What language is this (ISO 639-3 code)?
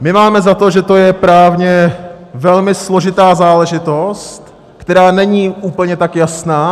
ces